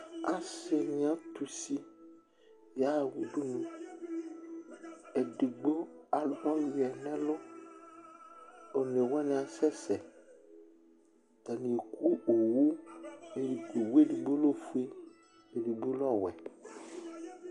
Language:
Ikposo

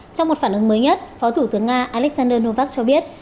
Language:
Vietnamese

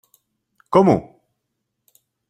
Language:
Czech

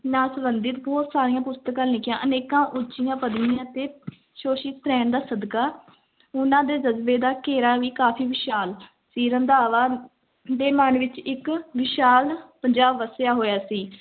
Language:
Punjabi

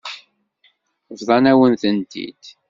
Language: Kabyle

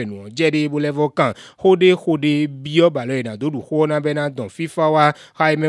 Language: French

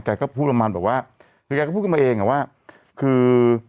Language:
Thai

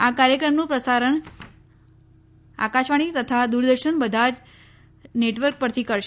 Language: Gujarati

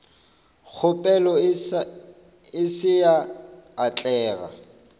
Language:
Northern Sotho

